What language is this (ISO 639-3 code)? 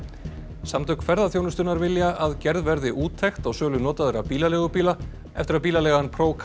isl